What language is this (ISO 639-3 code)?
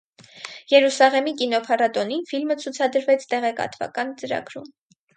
hye